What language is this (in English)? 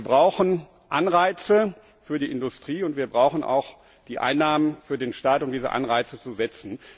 German